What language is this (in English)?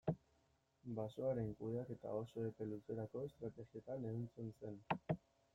Basque